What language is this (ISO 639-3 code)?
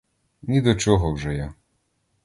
ukr